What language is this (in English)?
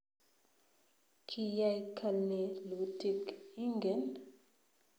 Kalenjin